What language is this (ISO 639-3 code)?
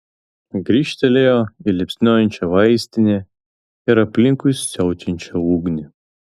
lit